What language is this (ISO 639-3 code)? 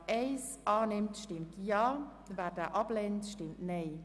gsw